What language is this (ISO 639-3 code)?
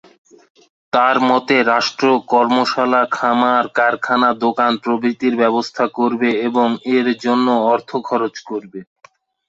ben